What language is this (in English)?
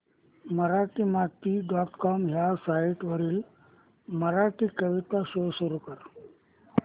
Marathi